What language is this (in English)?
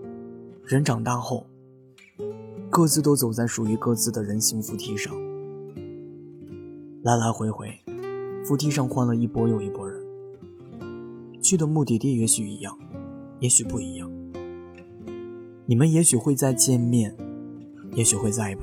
Chinese